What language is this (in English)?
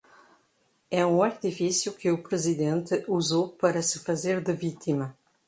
Portuguese